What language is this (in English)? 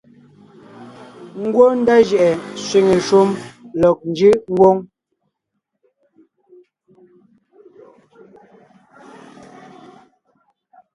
Ngiemboon